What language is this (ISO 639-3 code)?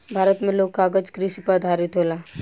bho